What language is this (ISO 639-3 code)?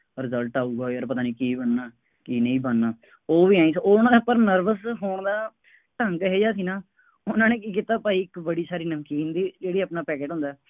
pan